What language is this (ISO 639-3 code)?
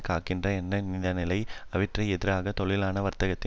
tam